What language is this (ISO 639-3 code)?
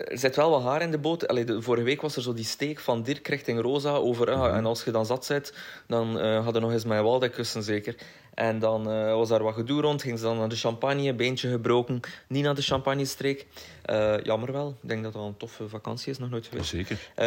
nld